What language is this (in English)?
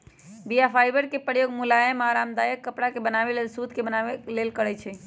Magahi